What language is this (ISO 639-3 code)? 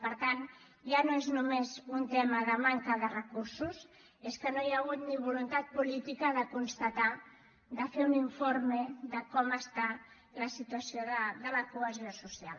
cat